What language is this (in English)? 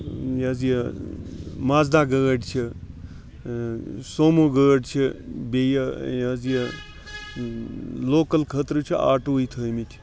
Kashmiri